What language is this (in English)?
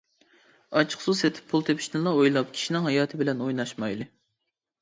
Uyghur